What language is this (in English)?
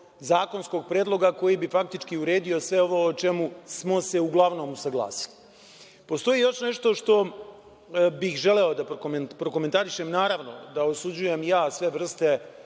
Serbian